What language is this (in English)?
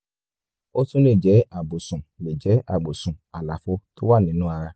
Yoruba